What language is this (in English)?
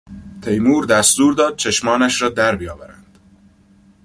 Persian